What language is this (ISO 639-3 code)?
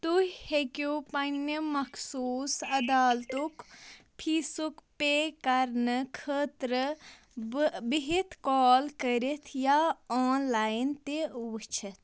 kas